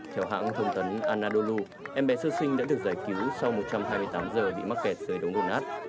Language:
Vietnamese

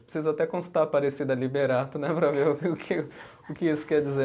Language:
Portuguese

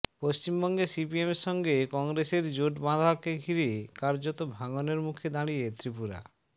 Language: Bangla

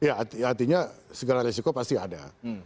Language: Indonesian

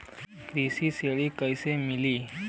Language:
Bhojpuri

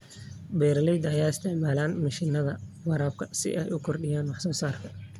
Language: Somali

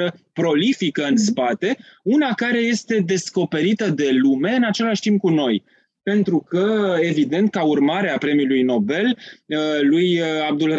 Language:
Romanian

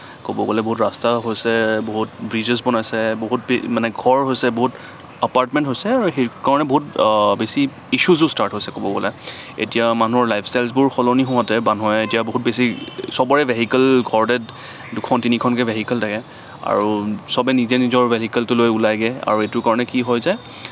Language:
Assamese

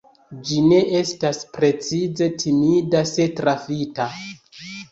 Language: Esperanto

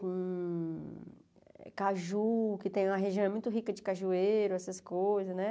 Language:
Portuguese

